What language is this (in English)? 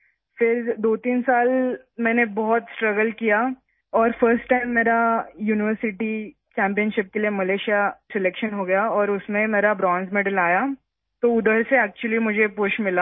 Urdu